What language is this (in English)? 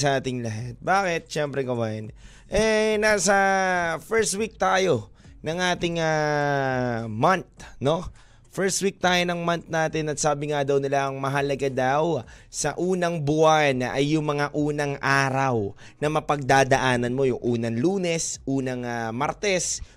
Filipino